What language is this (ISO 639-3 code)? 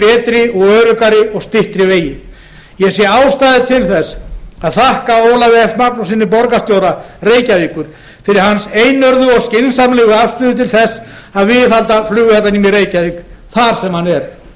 isl